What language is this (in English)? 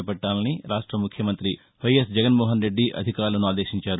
Telugu